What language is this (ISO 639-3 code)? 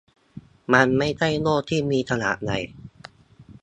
tha